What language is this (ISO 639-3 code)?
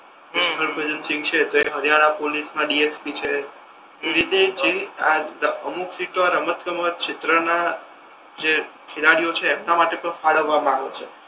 guj